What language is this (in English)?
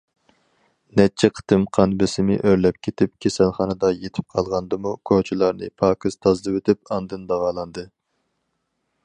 Uyghur